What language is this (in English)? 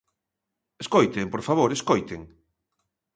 Galician